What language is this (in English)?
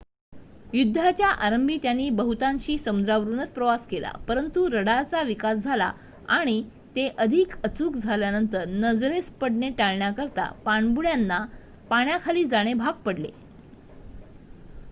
Marathi